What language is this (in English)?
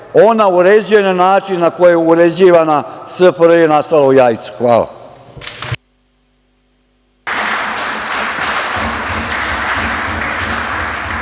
Serbian